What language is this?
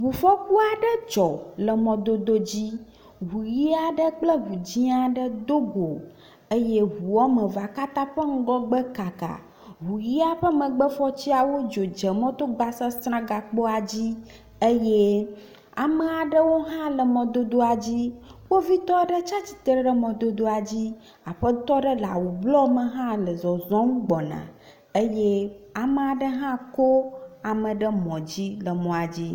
Ewe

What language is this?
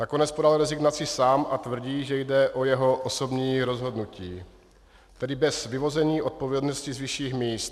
Czech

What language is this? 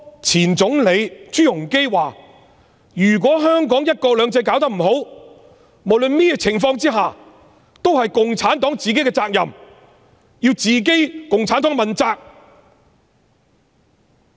Cantonese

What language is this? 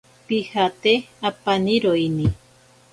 Ashéninka Perené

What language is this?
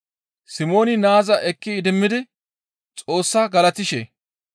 Gamo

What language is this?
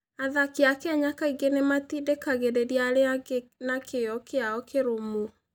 Kikuyu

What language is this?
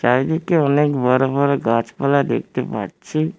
Bangla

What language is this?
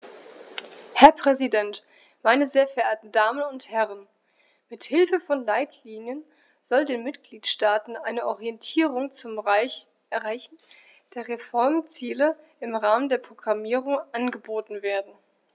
German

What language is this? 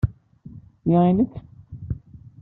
Kabyle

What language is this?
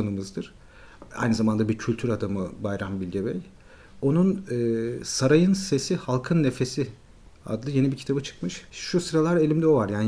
Turkish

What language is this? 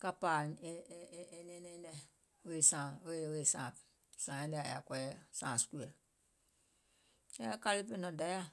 Gola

